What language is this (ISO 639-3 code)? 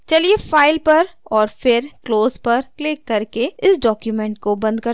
hin